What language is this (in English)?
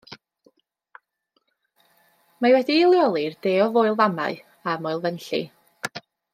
Welsh